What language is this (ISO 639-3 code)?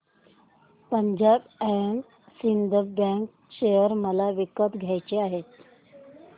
mar